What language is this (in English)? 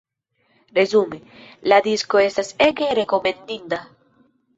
Esperanto